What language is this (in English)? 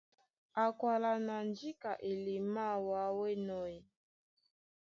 Duala